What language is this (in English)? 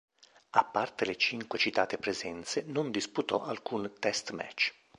Italian